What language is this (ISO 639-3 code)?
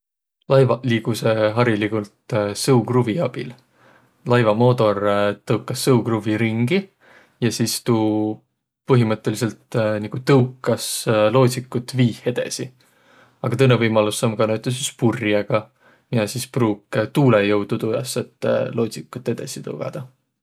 vro